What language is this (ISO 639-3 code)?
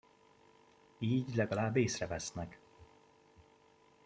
hun